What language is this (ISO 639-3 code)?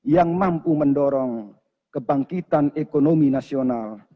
ind